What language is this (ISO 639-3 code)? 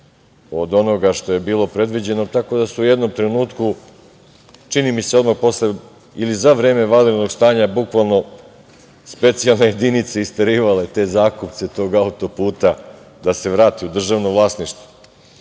srp